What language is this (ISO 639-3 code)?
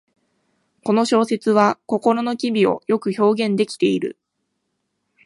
jpn